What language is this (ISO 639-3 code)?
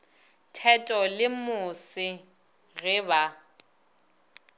nso